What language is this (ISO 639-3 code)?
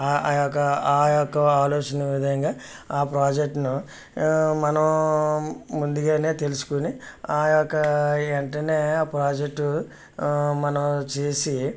tel